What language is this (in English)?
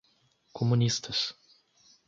Portuguese